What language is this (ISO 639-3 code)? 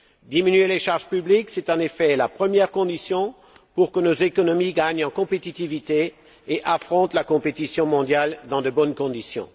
fra